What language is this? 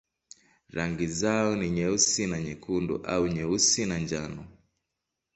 Swahili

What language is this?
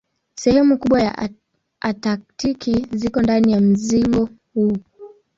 Swahili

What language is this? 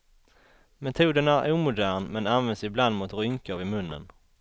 Swedish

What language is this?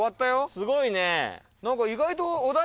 Japanese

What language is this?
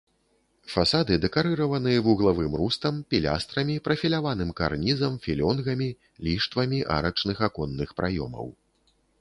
Belarusian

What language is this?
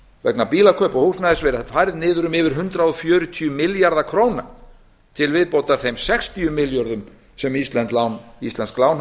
Icelandic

